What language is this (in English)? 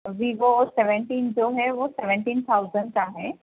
Urdu